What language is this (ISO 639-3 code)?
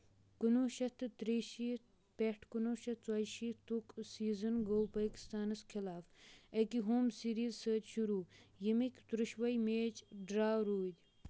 kas